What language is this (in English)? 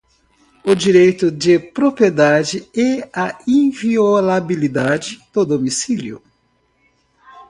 Portuguese